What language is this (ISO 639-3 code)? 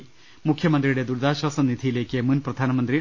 mal